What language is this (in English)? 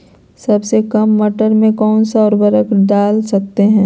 Magahi